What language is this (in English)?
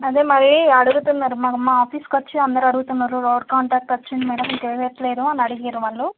Telugu